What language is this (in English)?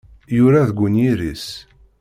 Kabyle